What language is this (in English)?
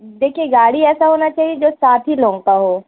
Urdu